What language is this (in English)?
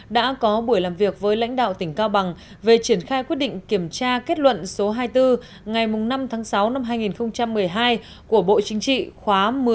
Vietnamese